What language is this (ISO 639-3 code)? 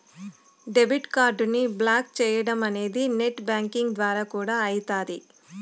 tel